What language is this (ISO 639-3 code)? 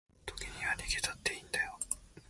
jpn